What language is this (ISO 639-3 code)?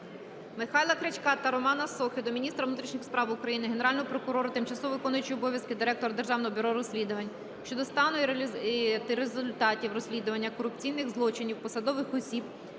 ukr